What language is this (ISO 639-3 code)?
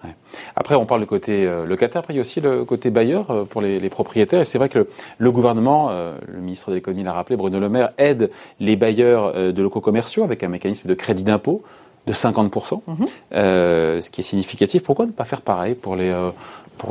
fra